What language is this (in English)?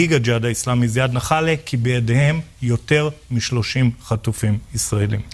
Hebrew